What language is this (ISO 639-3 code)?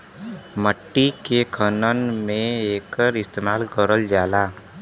bho